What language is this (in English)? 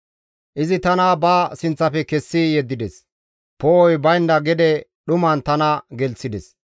Gamo